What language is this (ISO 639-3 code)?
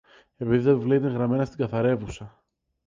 ell